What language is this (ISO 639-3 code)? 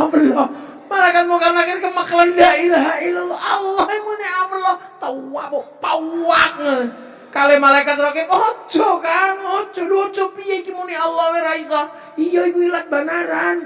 ind